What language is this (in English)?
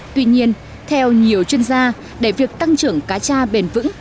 Vietnamese